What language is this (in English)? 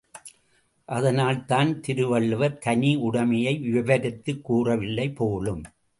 Tamil